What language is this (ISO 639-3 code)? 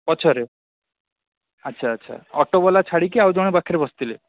ori